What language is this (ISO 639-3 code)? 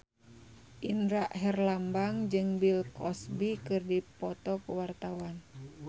sun